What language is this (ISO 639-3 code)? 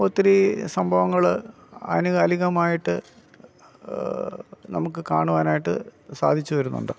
mal